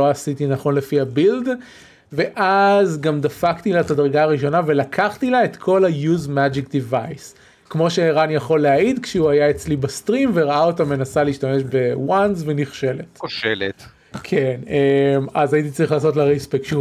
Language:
Hebrew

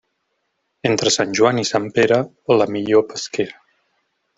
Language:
Catalan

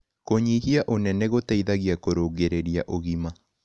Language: Kikuyu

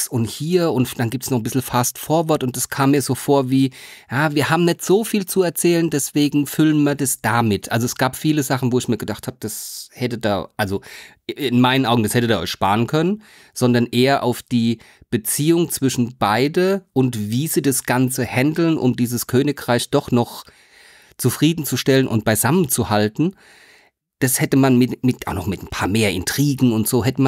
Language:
German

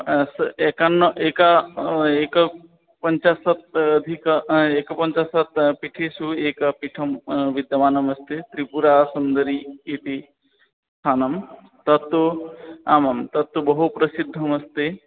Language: Sanskrit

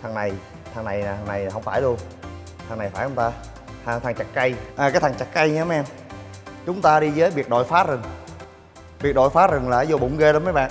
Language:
Vietnamese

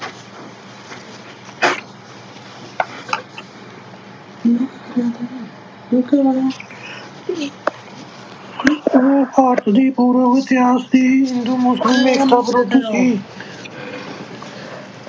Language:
Punjabi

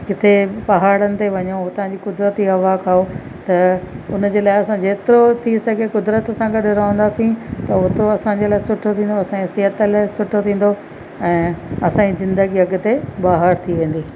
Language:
Sindhi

